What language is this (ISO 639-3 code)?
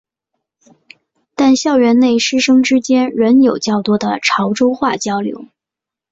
zho